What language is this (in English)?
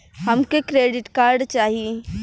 Bhojpuri